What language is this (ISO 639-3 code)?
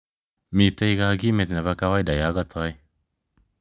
kln